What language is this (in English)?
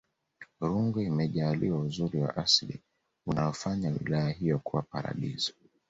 Swahili